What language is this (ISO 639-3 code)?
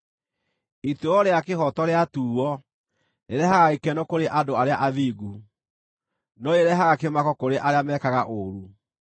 kik